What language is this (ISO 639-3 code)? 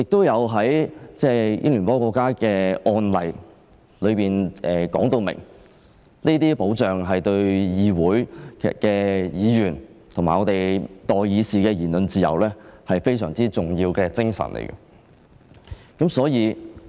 yue